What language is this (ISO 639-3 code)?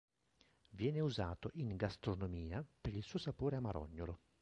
ita